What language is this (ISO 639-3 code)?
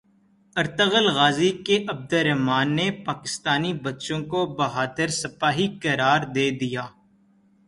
urd